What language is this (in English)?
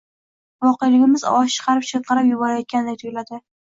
Uzbek